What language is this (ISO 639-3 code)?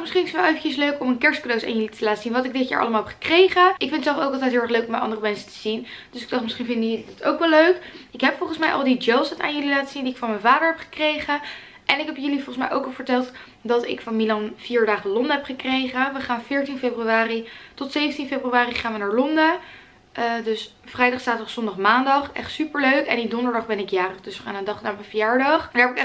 nld